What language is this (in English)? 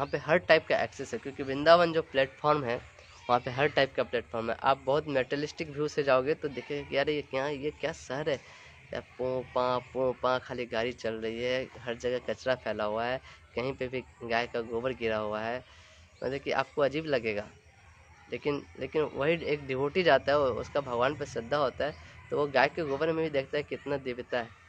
Hindi